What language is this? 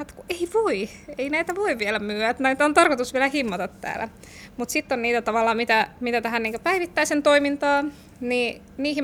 Finnish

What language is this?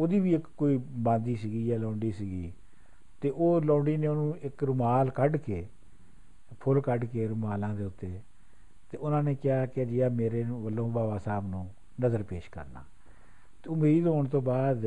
Punjabi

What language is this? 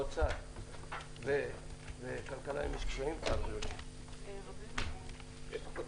Hebrew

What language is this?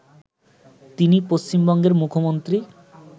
Bangla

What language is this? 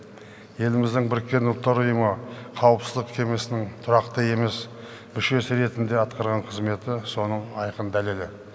Kazakh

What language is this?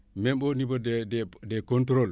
Wolof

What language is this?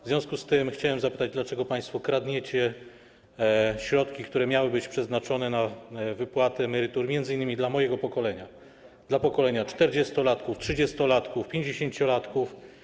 Polish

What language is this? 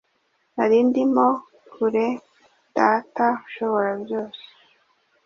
Kinyarwanda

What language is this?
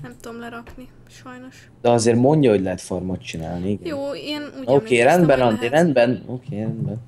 Hungarian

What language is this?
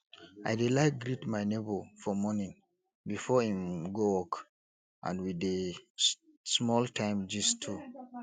Nigerian Pidgin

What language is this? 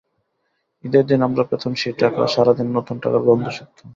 Bangla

